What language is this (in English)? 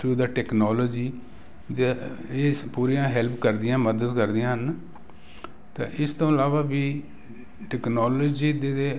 Punjabi